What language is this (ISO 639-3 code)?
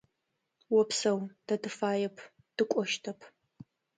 ady